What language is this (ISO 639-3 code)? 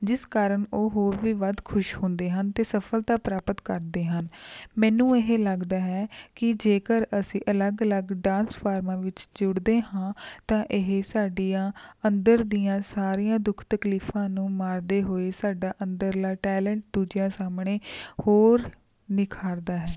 pan